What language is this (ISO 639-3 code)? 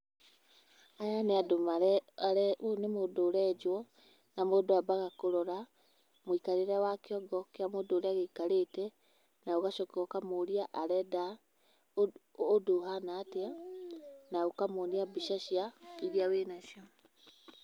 kik